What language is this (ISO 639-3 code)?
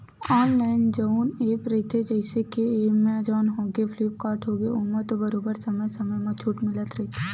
hne